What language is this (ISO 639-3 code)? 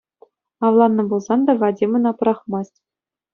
chv